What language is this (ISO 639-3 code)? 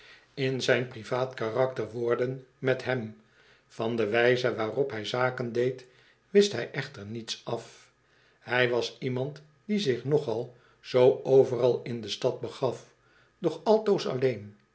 nld